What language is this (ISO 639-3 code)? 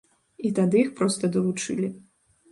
bel